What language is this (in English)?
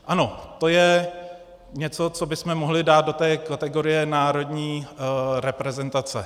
Czech